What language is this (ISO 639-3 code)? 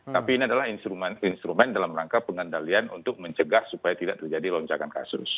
ind